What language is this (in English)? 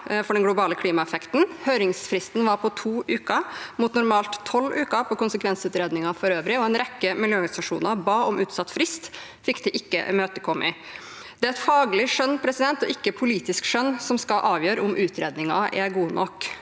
Norwegian